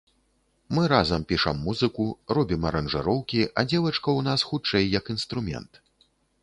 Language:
Belarusian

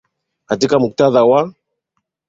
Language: Swahili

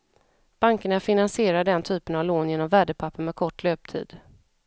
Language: Swedish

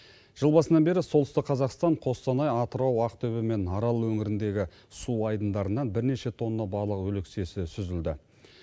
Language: Kazakh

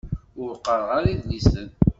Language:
Kabyle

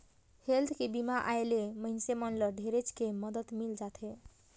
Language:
Chhattisgarhi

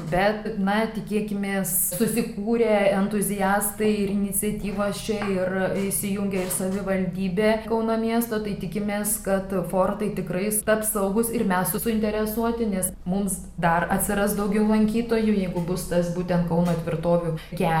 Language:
Lithuanian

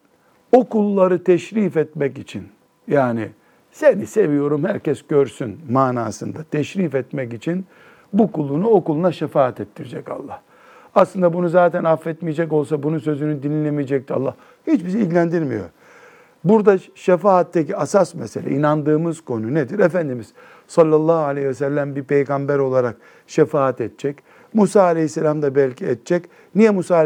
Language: Turkish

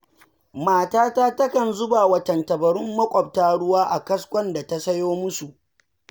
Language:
Hausa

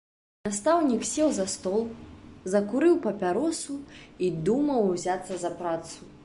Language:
Belarusian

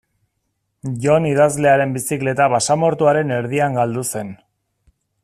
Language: Basque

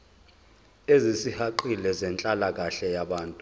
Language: Zulu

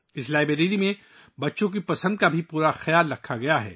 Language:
Urdu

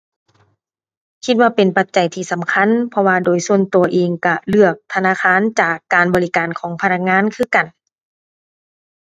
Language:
Thai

